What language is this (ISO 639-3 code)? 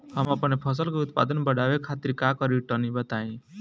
bho